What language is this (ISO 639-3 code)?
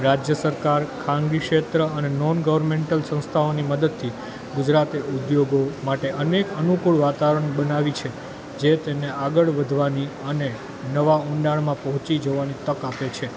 guj